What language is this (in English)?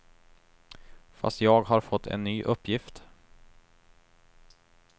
Swedish